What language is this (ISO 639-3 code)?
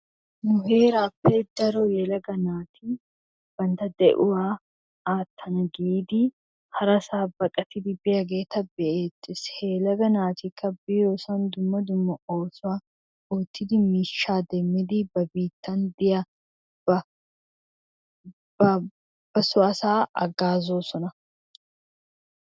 wal